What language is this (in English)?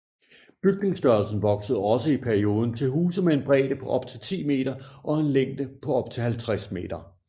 Danish